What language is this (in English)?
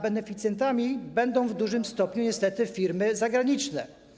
Polish